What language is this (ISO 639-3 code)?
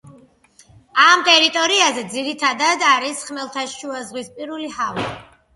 kat